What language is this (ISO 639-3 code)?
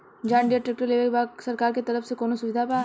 bho